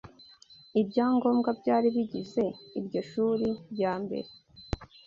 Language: Kinyarwanda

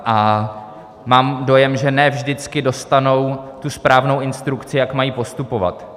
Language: Czech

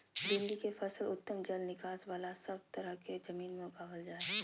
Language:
Magahi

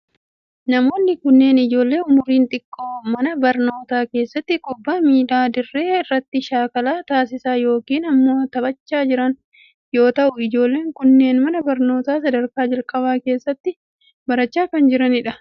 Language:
Oromo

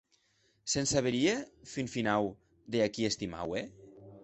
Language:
Occitan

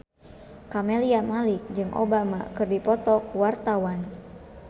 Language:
Sundanese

